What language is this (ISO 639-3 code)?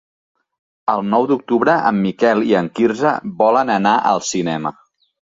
cat